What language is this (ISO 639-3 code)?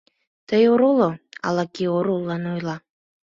chm